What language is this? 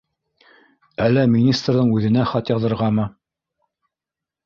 Bashkir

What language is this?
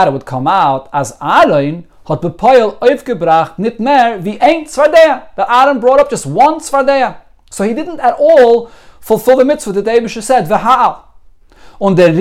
English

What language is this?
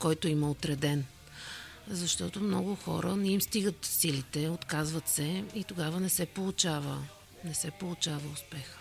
Bulgarian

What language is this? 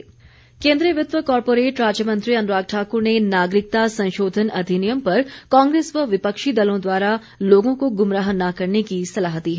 Hindi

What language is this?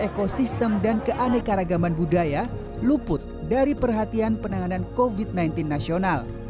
Indonesian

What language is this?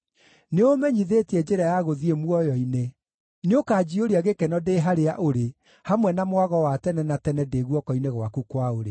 Kikuyu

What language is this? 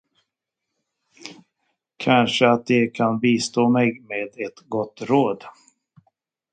Swedish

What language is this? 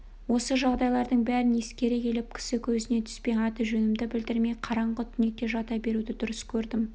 Kazakh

